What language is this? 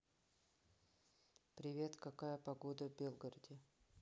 Russian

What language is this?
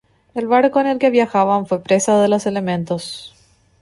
Spanish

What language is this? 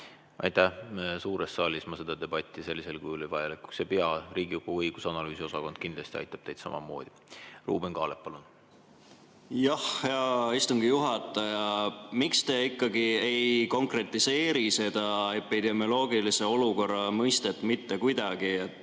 Estonian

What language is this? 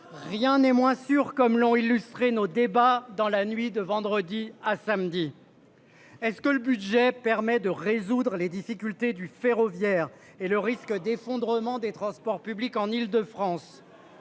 French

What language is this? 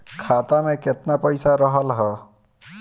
Bhojpuri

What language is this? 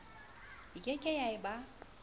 Southern Sotho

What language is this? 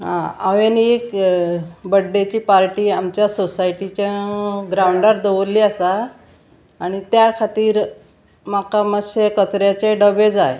Konkani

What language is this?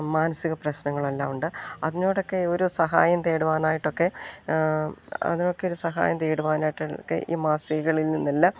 Malayalam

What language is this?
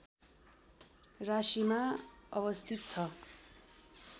Nepali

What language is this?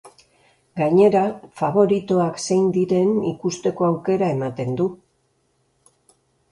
Basque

